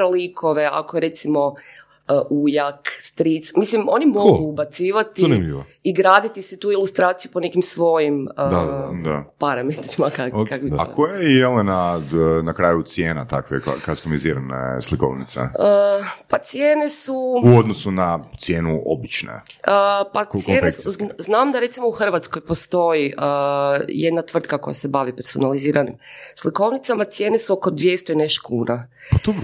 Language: Croatian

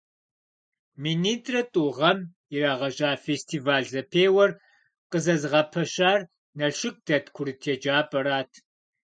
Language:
Kabardian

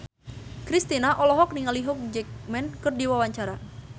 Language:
Sundanese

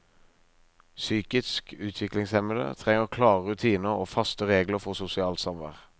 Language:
Norwegian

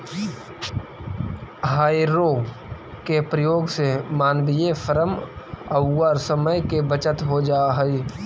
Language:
Magahi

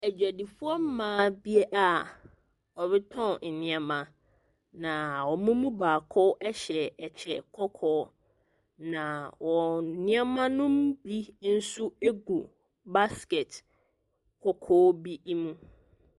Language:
Akan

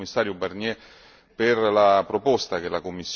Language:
Italian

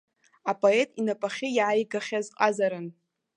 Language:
Abkhazian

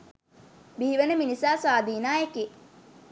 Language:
Sinhala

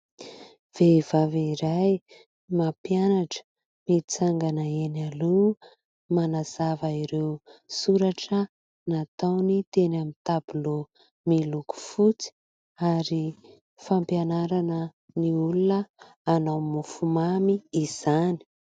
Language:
Malagasy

